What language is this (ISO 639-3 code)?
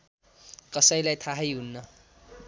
nep